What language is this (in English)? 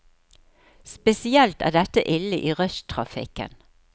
Norwegian